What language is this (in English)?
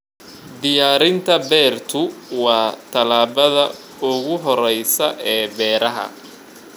Somali